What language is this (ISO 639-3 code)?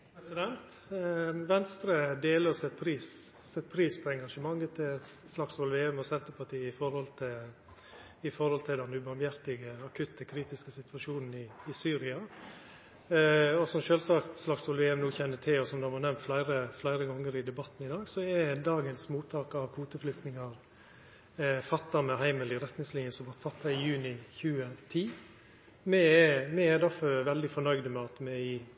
nno